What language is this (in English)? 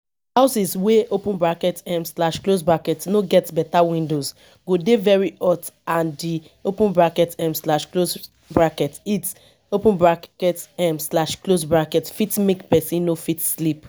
Nigerian Pidgin